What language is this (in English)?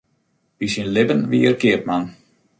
Western Frisian